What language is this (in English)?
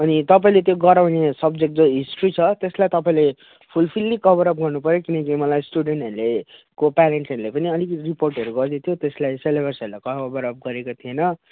Nepali